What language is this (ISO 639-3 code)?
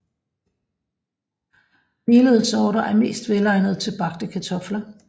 dan